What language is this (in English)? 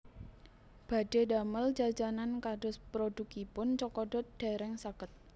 Javanese